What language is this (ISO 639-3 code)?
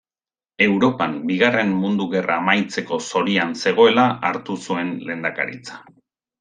eus